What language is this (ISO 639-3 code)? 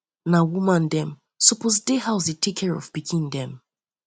pcm